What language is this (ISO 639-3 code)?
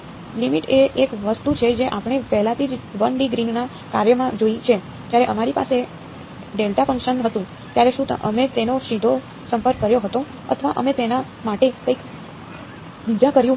guj